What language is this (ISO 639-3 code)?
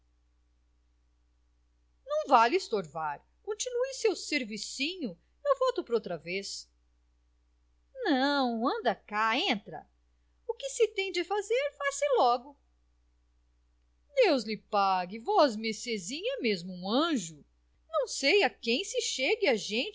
por